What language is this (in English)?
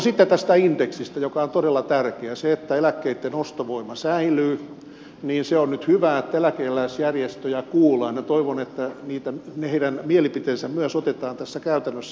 Finnish